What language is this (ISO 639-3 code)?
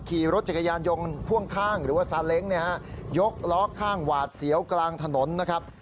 tha